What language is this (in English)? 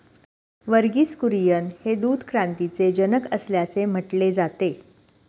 Marathi